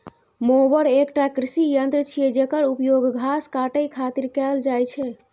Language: Maithili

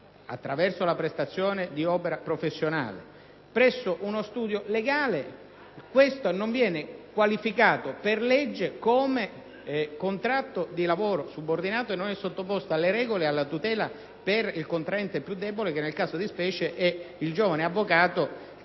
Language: Italian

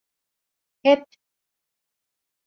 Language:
Turkish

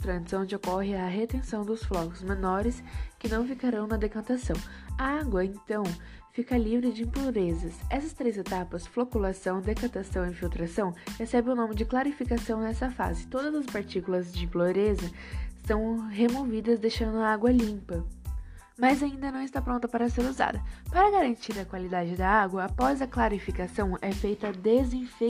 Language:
Portuguese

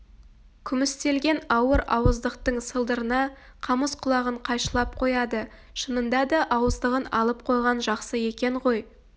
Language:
Kazakh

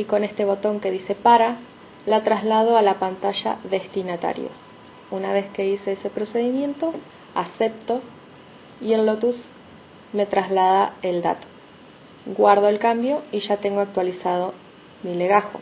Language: Spanish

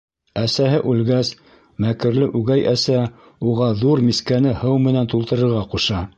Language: Bashkir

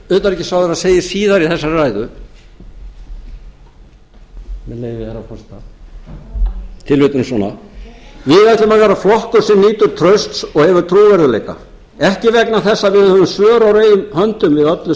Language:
Icelandic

